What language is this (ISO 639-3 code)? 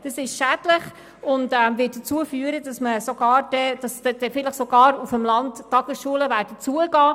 gsw